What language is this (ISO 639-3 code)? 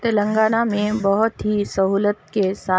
urd